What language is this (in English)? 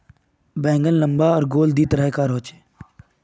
Magahi